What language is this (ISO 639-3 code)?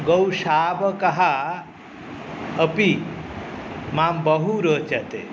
san